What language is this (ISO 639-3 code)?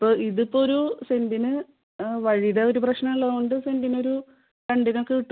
mal